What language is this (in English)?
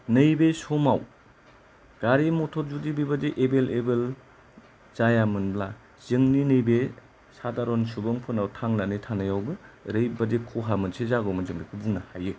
Bodo